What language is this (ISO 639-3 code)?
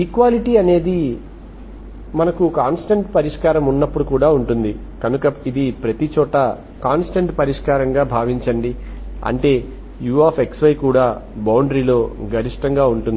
tel